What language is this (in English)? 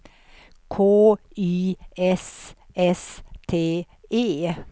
Swedish